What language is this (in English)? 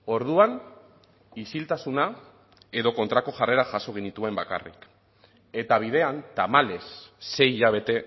Basque